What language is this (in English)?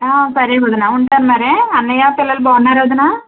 Telugu